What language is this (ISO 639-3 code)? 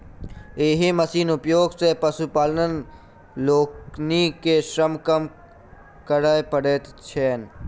mai